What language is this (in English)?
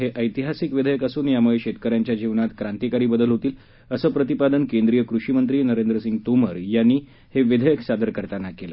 Marathi